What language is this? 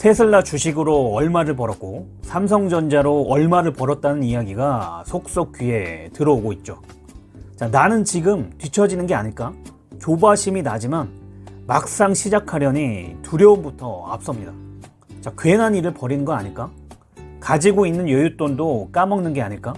Korean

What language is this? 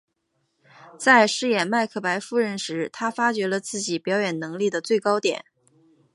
Chinese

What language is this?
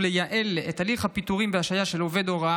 Hebrew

